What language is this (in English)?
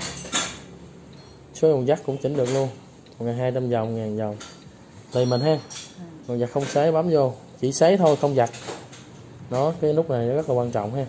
Vietnamese